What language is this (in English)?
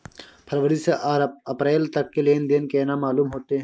Maithili